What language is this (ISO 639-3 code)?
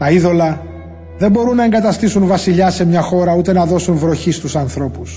ell